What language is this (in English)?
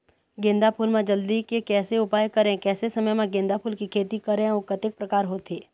Chhattisgarhi